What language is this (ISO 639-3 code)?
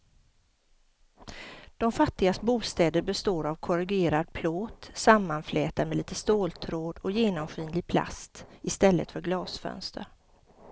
swe